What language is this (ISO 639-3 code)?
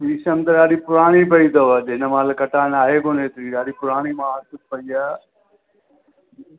snd